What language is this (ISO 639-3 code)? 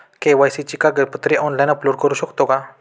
mar